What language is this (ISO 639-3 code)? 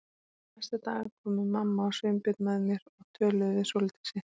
isl